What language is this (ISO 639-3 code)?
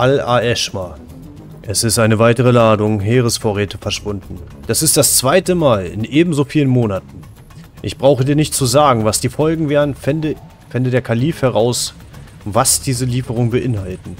deu